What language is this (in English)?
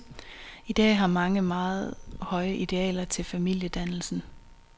Danish